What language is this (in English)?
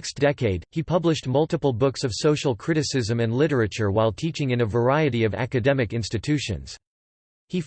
English